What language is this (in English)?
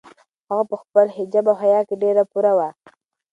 Pashto